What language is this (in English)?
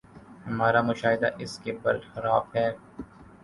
Urdu